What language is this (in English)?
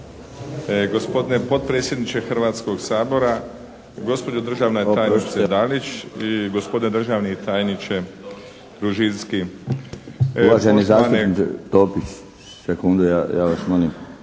Croatian